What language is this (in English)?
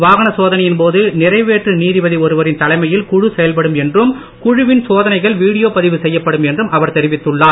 Tamil